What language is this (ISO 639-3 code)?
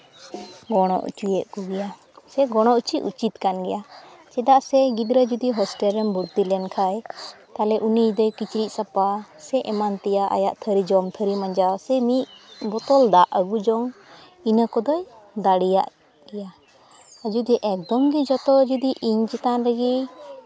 sat